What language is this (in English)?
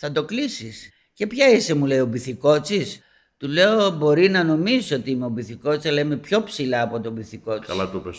Greek